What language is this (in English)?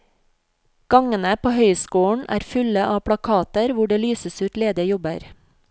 Norwegian